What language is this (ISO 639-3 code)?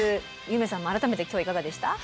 jpn